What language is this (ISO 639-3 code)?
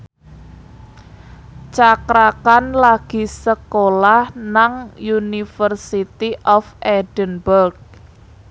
jav